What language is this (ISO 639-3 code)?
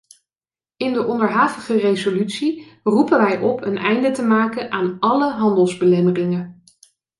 nld